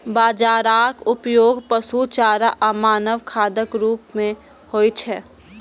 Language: Maithili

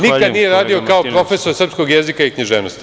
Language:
Serbian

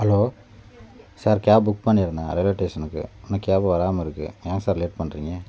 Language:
Tamil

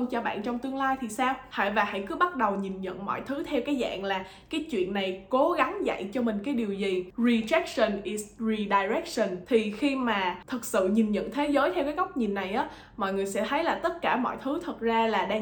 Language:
Vietnamese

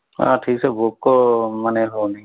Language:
Odia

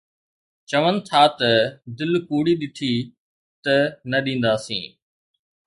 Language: Sindhi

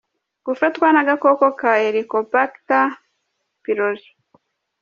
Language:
Kinyarwanda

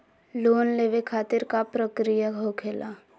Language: Magahi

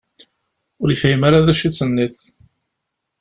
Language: Kabyle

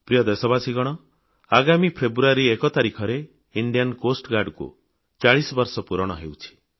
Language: Odia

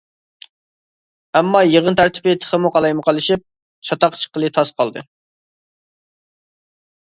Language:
Uyghur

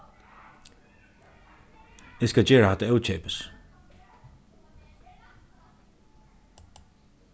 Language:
Faroese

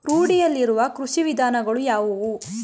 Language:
Kannada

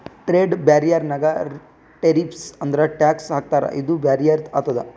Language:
Kannada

